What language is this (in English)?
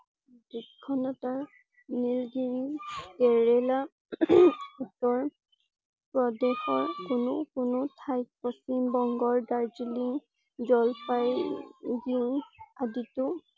Assamese